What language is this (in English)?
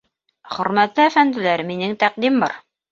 Bashkir